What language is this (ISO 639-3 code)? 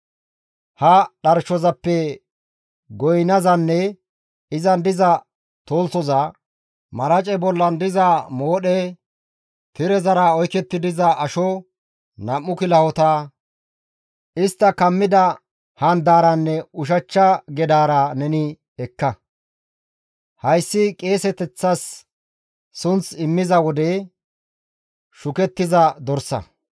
gmv